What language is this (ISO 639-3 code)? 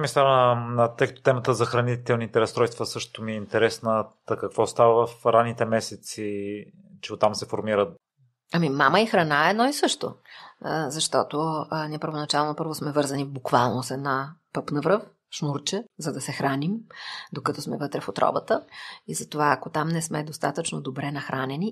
bul